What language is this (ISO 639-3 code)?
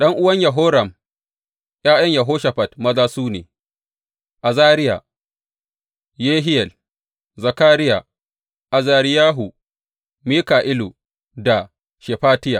hau